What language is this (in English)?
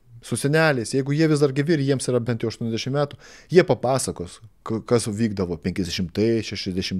Lithuanian